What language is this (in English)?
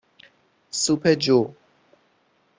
Persian